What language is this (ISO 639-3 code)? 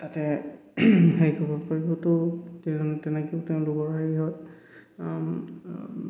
asm